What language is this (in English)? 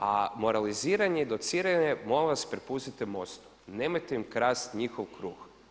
Croatian